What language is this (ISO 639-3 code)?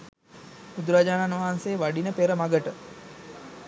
sin